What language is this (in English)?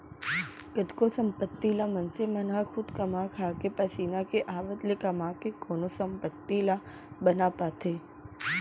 Chhattisgarhi